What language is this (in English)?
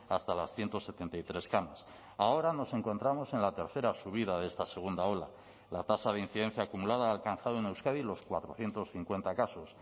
Spanish